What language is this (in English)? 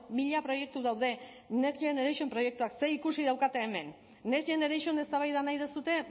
Basque